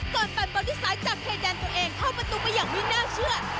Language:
Thai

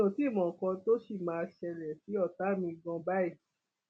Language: Yoruba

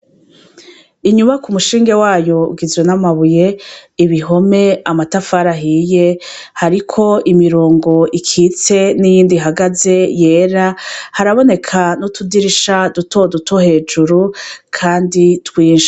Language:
Rundi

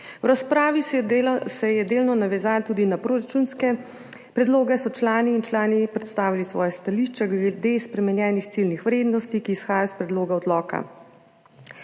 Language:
Slovenian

